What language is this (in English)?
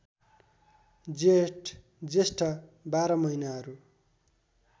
Nepali